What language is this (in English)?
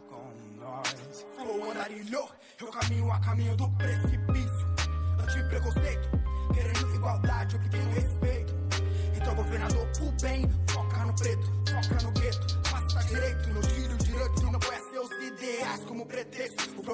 Portuguese